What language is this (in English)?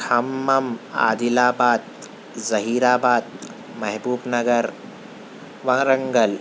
Urdu